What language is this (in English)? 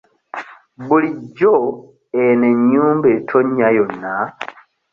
Ganda